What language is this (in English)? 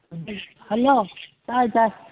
Manipuri